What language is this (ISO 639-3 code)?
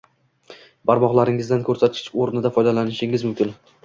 uzb